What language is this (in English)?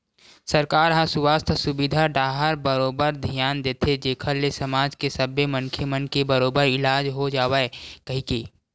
Chhattisgarhi